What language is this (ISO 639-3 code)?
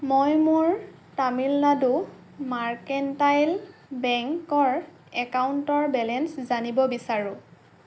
asm